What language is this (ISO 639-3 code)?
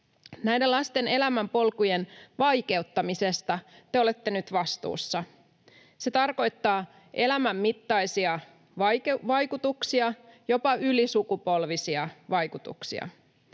fin